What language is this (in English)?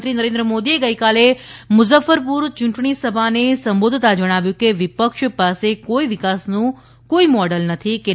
Gujarati